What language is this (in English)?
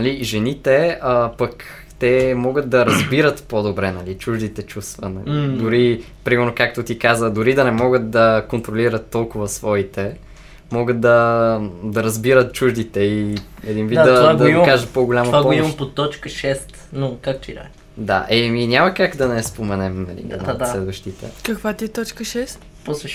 Bulgarian